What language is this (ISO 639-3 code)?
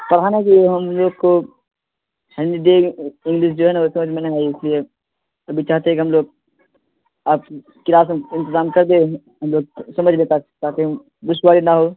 urd